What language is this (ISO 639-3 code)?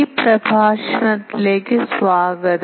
mal